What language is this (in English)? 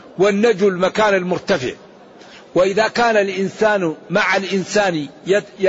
Arabic